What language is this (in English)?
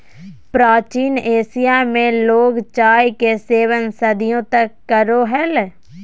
Magahi